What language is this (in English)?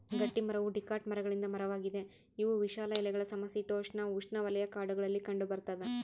Kannada